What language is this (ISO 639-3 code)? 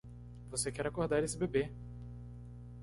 por